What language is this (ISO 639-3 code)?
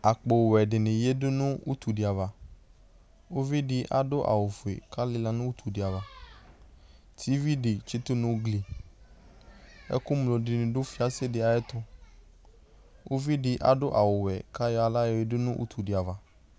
kpo